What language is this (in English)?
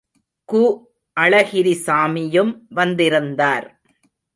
Tamil